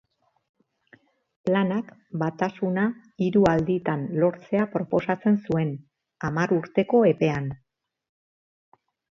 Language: Basque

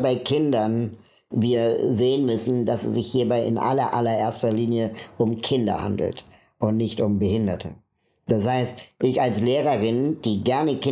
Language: German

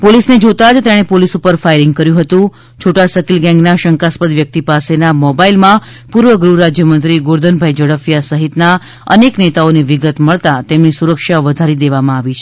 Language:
Gujarati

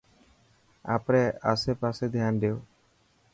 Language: Dhatki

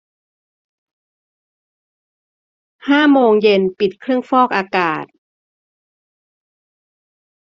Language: Thai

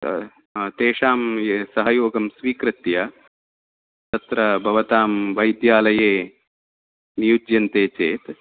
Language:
Sanskrit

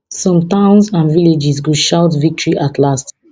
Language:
Nigerian Pidgin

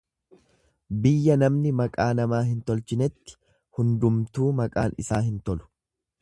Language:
Oromo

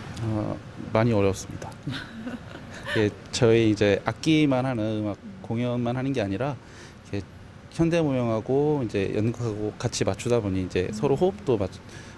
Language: Korean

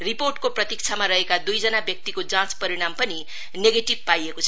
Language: Nepali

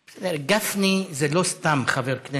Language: Hebrew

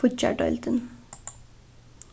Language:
Faroese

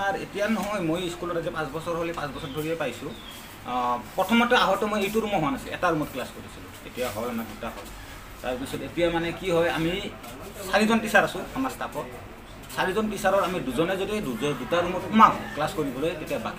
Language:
Indonesian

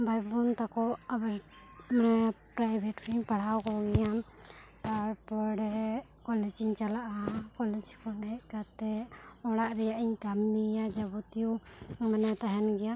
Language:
Santali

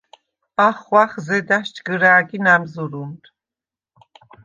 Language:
Svan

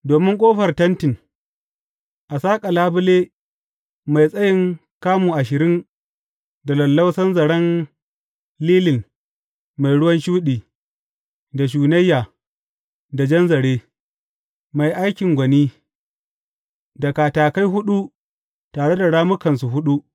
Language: Hausa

